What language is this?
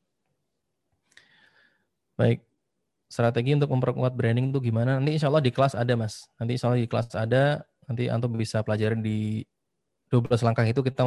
Indonesian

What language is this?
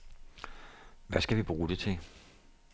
Danish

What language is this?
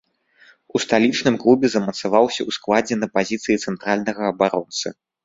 Belarusian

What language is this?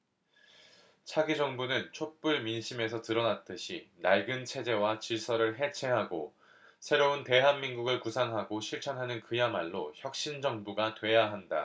Korean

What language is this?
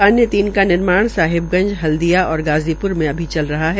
Hindi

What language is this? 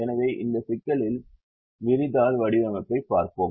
Tamil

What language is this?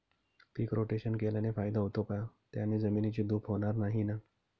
Marathi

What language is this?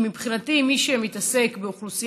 Hebrew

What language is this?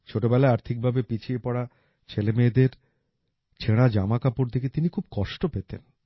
Bangla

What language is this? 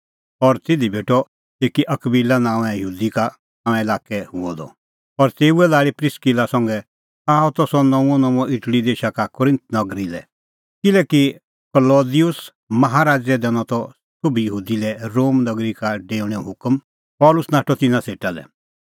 Kullu Pahari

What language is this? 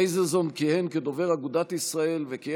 Hebrew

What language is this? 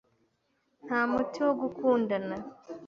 Kinyarwanda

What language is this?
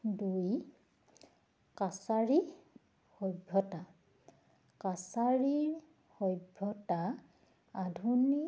Assamese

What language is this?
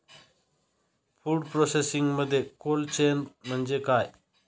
Marathi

